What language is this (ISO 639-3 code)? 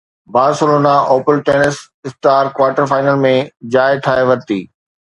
snd